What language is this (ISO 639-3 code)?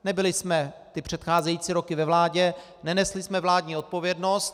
ces